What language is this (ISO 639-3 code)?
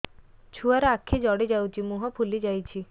ori